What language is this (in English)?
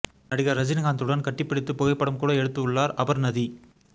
Tamil